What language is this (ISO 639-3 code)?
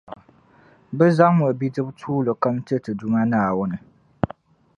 dag